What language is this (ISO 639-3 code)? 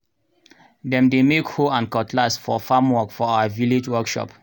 pcm